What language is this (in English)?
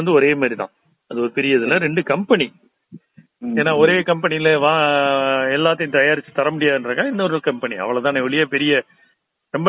Tamil